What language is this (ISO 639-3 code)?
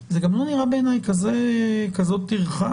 heb